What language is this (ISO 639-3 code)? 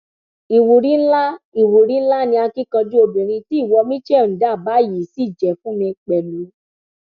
yor